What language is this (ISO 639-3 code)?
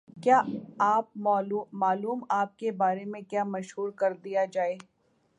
urd